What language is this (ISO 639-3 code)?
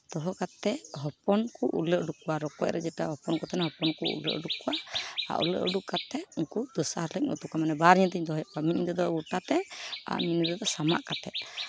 sat